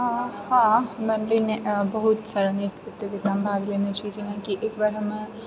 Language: Maithili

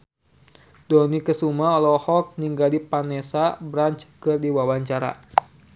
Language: Sundanese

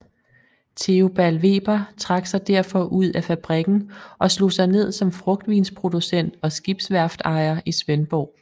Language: Danish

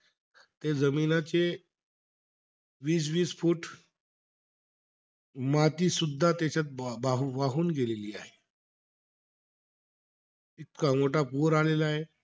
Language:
Marathi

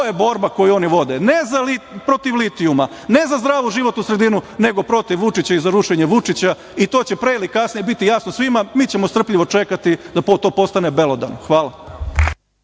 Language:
Serbian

